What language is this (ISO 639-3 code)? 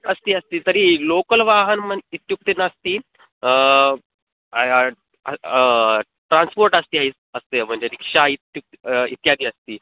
san